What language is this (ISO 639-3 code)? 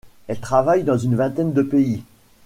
fra